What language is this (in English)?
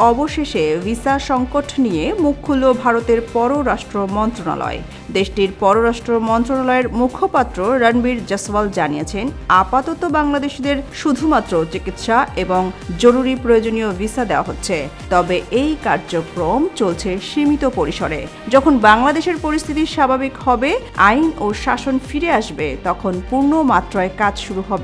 Bangla